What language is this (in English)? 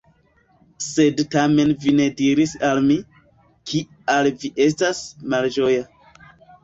Esperanto